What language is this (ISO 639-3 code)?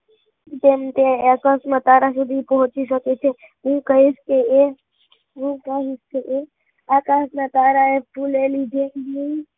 guj